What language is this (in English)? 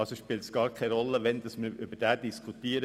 Swiss German